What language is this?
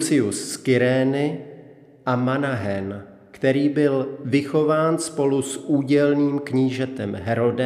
Czech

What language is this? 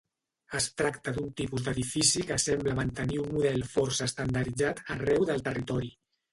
Catalan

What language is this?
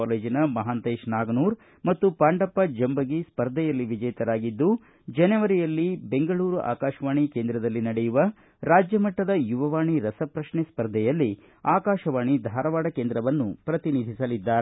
Kannada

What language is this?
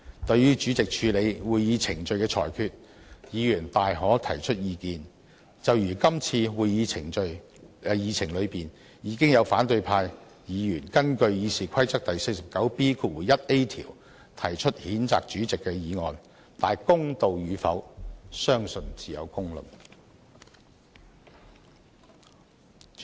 Cantonese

